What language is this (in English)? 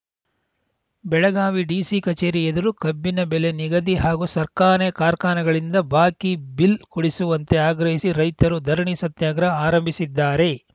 Kannada